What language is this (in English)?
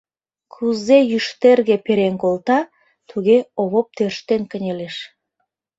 Mari